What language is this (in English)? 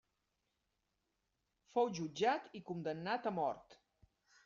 Catalan